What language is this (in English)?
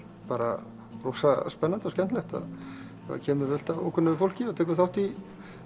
Icelandic